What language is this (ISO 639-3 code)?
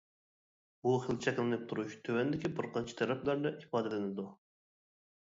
uig